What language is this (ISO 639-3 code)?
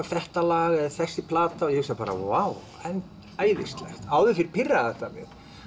isl